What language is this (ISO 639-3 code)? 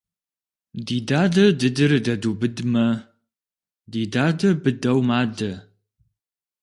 kbd